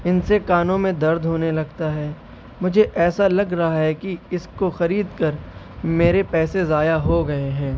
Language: Urdu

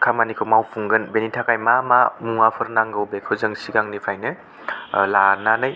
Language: Bodo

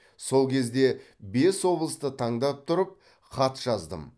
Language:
Kazakh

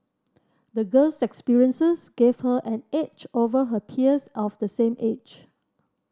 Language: English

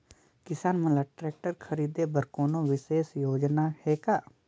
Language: Chhattisgarhi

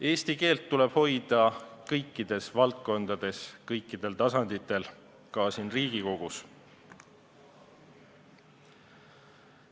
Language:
Estonian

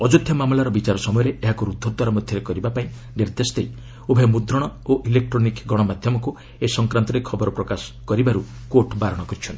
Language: Odia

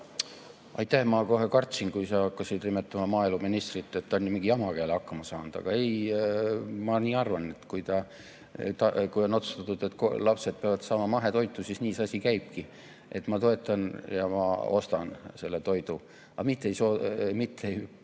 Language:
Estonian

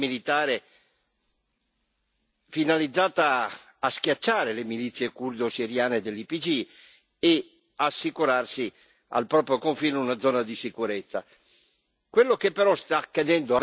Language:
Italian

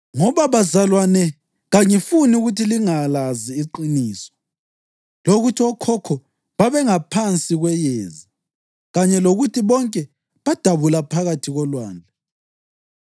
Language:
North Ndebele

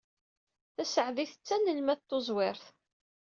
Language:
Kabyle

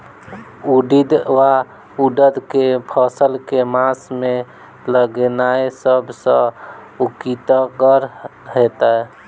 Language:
Maithili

